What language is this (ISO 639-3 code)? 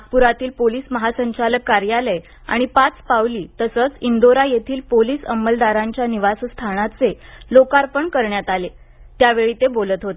mar